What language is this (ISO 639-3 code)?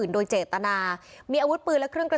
tha